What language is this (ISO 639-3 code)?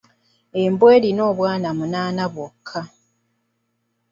lug